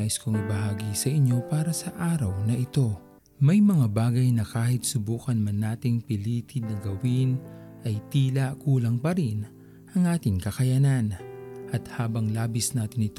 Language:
Filipino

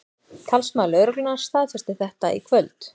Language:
Icelandic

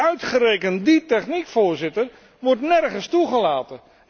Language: Dutch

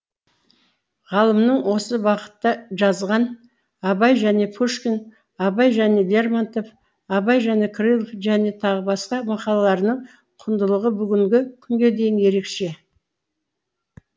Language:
Kazakh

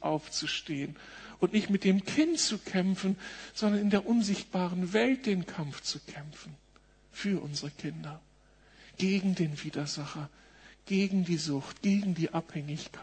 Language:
German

